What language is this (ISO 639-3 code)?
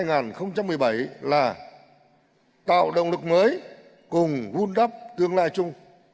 vie